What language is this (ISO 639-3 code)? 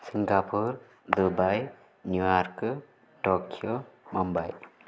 san